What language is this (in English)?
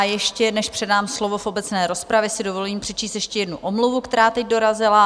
Czech